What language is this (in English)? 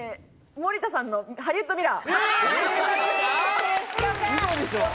Japanese